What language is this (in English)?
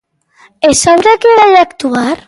Galician